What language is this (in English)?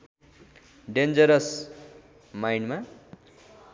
Nepali